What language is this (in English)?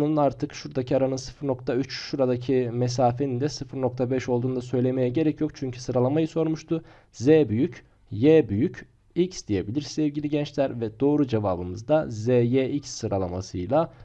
Turkish